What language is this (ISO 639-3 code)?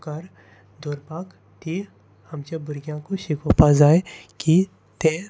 kok